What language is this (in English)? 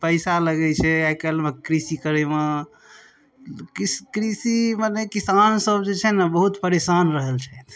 Maithili